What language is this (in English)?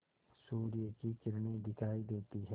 Hindi